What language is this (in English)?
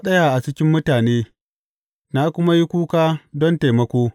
Hausa